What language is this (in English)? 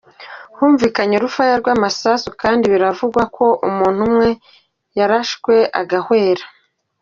Kinyarwanda